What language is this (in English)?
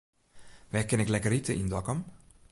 Western Frisian